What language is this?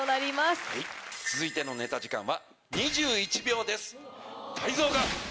Japanese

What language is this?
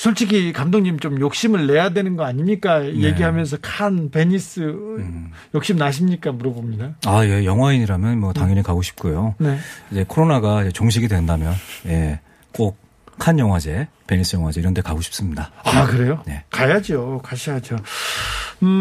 Korean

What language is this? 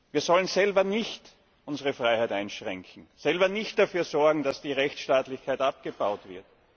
German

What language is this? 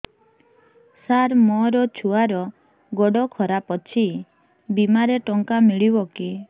Odia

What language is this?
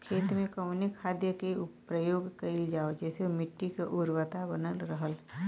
Bhojpuri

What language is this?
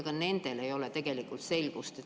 Estonian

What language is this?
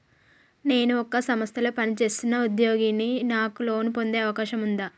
Telugu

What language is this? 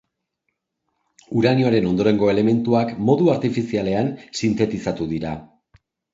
Basque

